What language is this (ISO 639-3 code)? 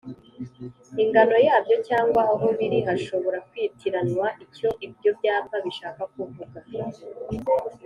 kin